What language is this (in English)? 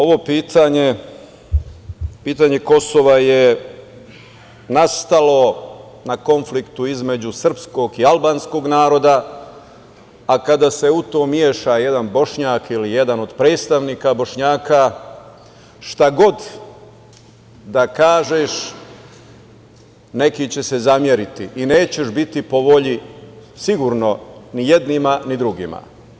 Serbian